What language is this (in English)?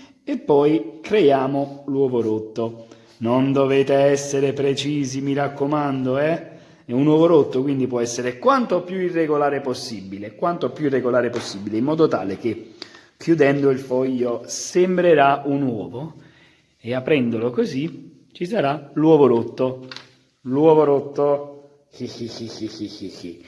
Italian